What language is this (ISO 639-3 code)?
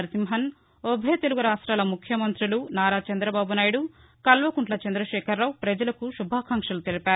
tel